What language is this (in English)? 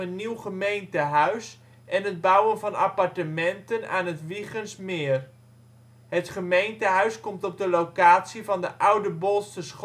Dutch